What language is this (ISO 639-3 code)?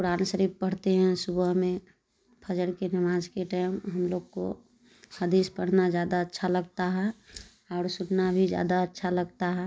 urd